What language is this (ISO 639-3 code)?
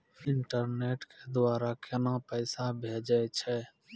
mai